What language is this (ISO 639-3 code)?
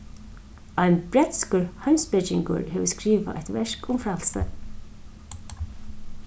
fao